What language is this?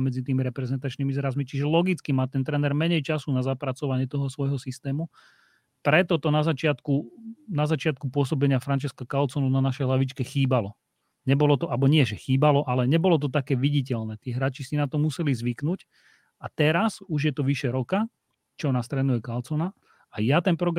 Slovak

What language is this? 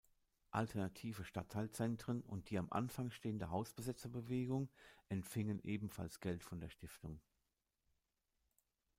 German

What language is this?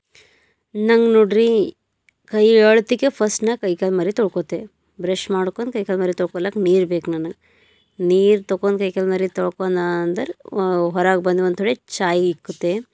Kannada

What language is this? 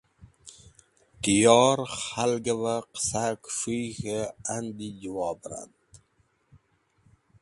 Wakhi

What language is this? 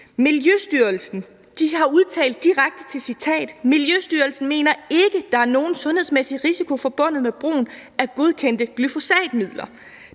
Danish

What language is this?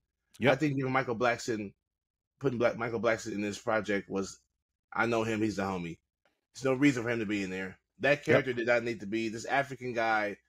English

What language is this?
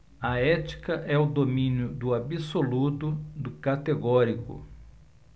Portuguese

